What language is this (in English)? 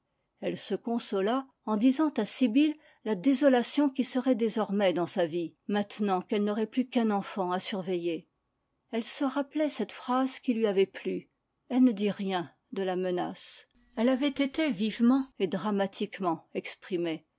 French